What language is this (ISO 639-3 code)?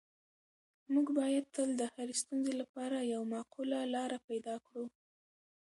pus